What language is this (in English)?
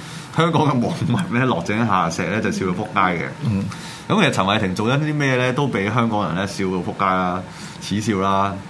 Chinese